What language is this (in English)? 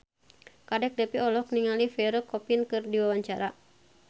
Sundanese